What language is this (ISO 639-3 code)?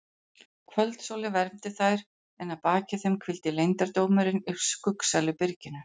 isl